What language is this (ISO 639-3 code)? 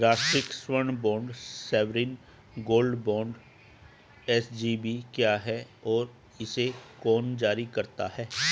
hin